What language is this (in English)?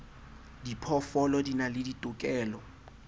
Southern Sotho